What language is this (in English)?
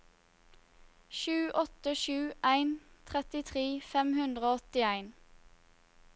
Norwegian